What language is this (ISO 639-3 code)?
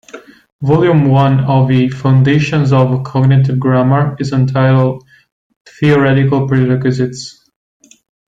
eng